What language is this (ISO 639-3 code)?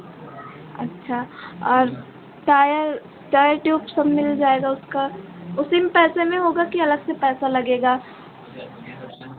hin